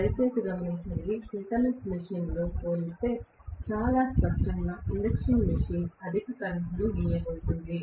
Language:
Telugu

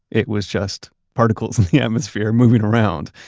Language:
English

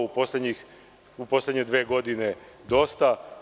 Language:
Serbian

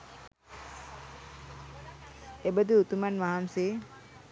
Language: Sinhala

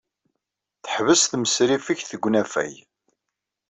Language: Kabyle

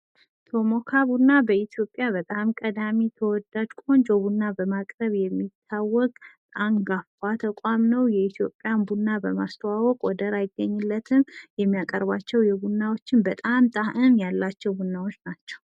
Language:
Amharic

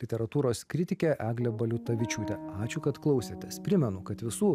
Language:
Lithuanian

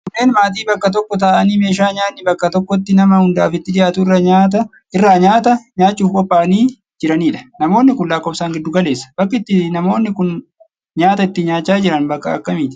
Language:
Oromo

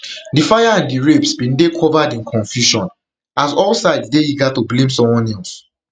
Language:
Nigerian Pidgin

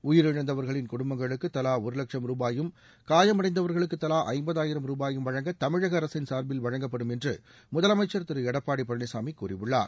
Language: Tamil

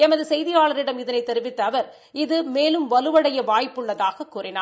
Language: Tamil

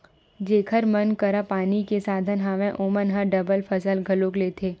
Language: Chhattisgarhi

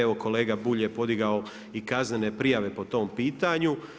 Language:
Croatian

